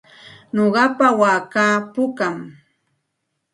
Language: Santa Ana de Tusi Pasco Quechua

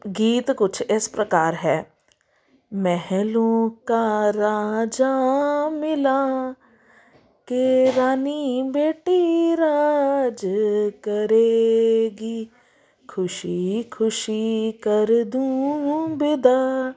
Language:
Punjabi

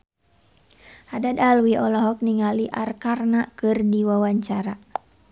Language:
Sundanese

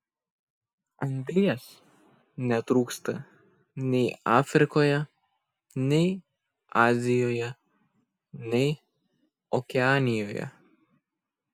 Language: Lithuanian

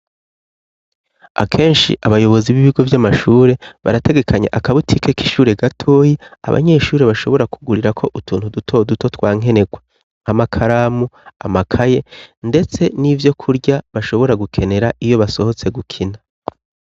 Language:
Rundi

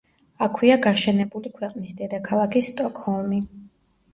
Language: Georgian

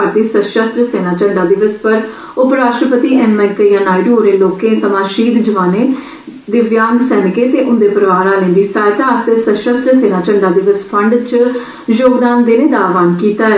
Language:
Dogri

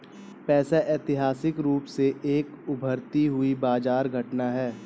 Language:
Hindi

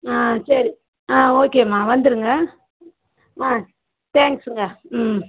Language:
Tamil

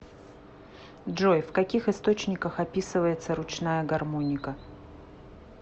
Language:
Russian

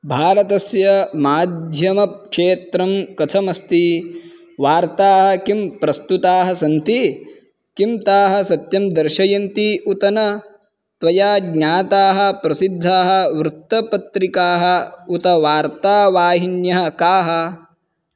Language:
Sanskrit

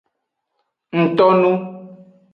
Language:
Aja (Benin)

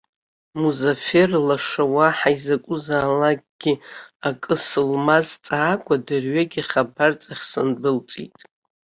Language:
Abkhazian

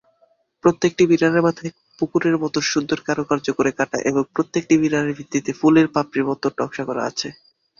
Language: Bangla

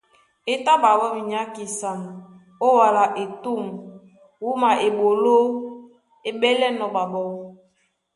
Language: Duala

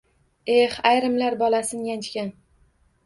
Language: Uzbek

